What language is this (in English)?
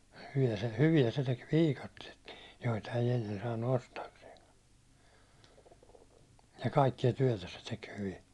Finnish